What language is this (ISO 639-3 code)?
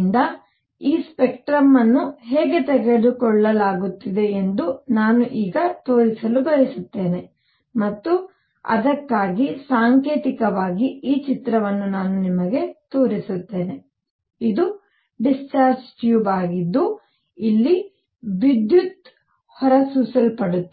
kan